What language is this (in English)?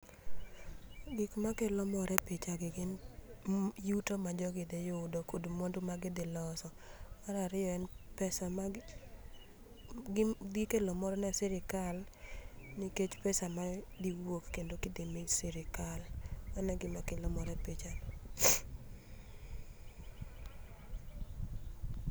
Luo (Kenya and Tanzania)